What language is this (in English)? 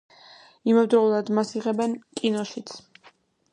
Georgian